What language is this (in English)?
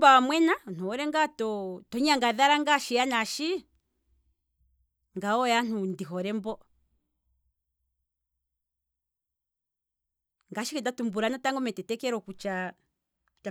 Kwambi